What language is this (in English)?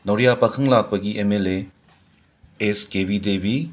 Manipuri